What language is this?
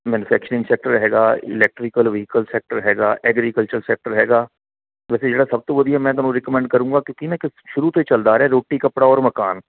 Punjabi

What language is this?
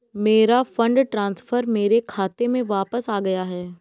Hindi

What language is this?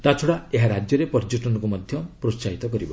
Odia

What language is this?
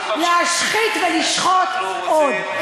Hebrew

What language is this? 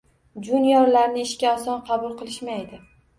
Uzbek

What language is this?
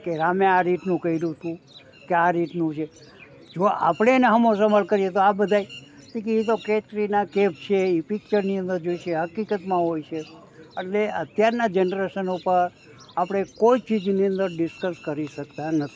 Gujarati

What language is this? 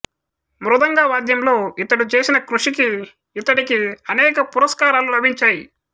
Telugu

